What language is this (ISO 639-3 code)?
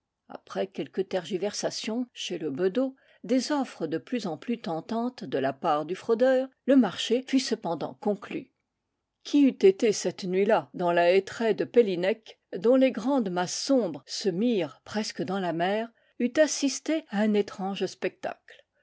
fra